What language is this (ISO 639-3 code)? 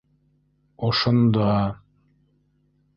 bak